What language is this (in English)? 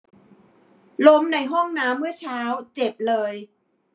Thai